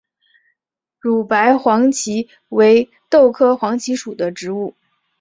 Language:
Chinese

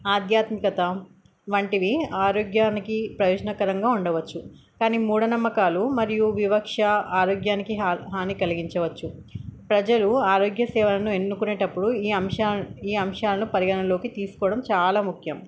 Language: Telugu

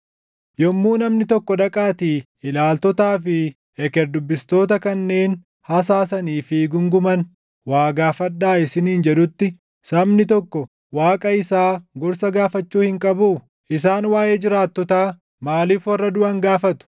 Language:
Oromo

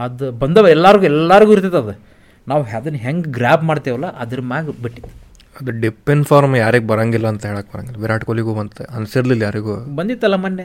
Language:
Kannada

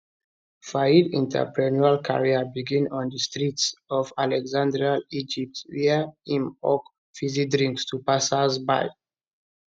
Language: Nigerian Pidgin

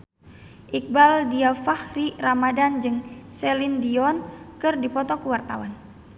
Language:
Sundanese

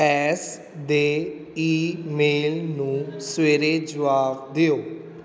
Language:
Punjabi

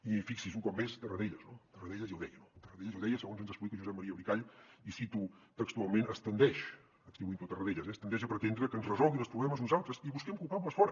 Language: Catalan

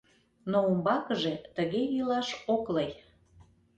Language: Mari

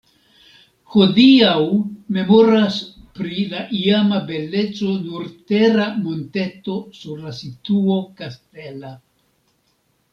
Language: Esperanto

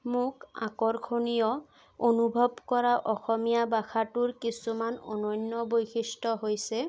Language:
Assamese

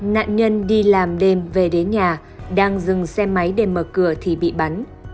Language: Vietnamese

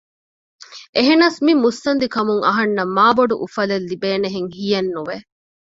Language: Divehi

